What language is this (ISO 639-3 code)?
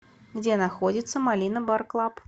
rus